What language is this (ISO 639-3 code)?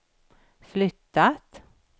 swe